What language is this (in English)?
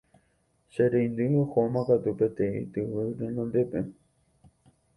Guarani